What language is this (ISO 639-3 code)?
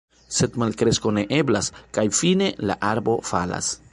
epo